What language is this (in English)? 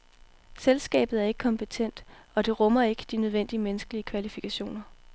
Danish